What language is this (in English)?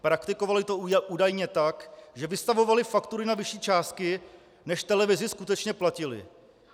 Czech